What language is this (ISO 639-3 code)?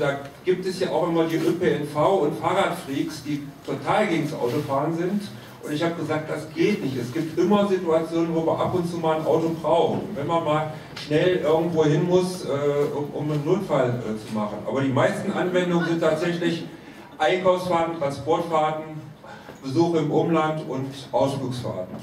deu